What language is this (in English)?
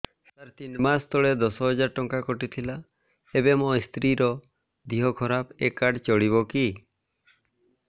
Odia